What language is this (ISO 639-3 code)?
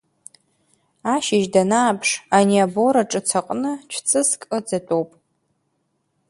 abk